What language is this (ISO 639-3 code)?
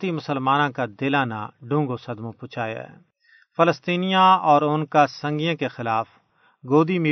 urd